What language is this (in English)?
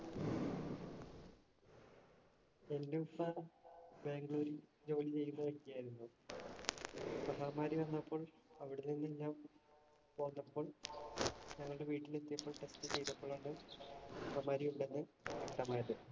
Malayalam